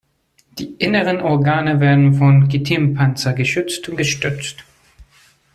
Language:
German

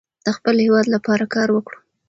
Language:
Pashto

